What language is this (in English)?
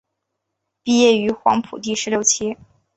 Chinese